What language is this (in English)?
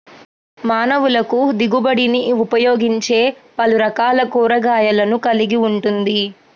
Telugu